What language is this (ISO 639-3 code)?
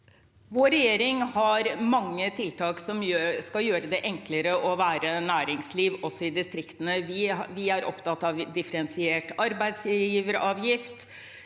nor